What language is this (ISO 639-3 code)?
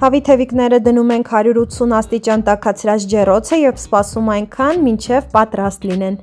ron